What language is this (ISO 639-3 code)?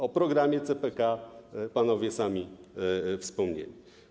pol